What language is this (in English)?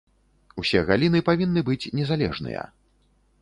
Belarusian